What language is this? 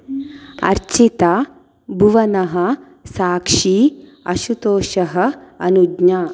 Sanskrit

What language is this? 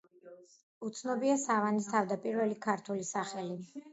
Georgian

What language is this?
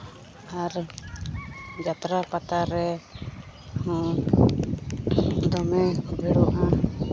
Santali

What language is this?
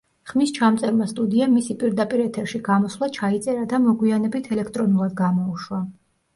Georgian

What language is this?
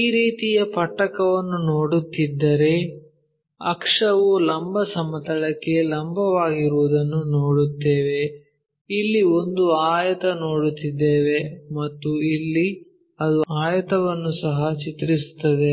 Kannada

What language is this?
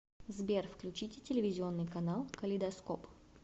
Russian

